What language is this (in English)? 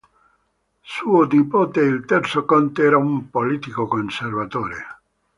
Italian